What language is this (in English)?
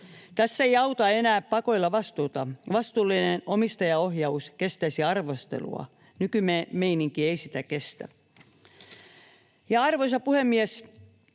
Finnish